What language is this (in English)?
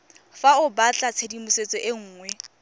Tswana